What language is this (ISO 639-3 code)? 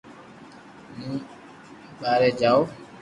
lrk